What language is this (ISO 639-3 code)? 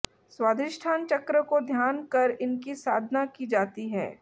hin